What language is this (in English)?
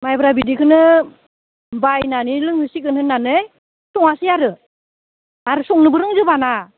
Bodo